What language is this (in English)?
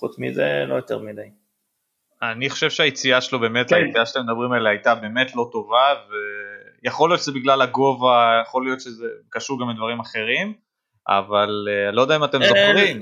Hebrew